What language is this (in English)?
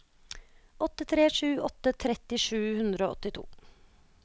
Norwegian